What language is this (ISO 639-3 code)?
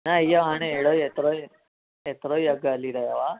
snd